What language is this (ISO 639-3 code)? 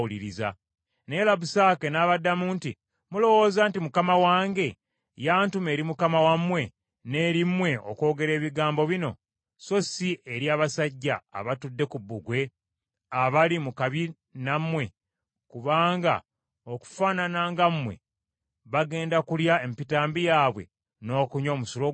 lug